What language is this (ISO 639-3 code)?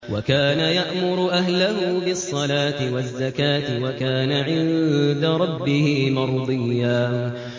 ara